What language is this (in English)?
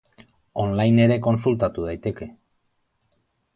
Basque